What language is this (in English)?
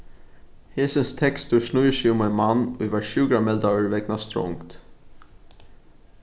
Faroese